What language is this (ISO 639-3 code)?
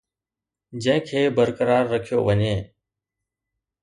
snd